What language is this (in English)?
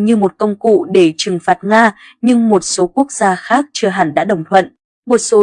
Vietnamese